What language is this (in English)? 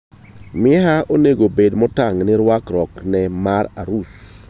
Luo (Kenya and Tanzania)